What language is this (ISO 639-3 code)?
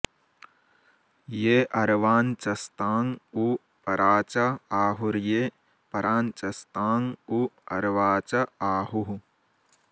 san